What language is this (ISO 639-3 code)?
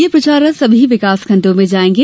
hin